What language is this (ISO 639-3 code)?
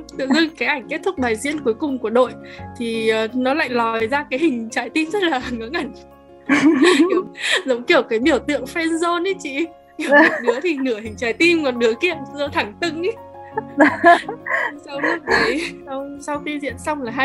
vie